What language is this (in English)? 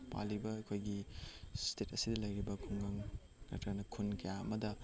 Manipuri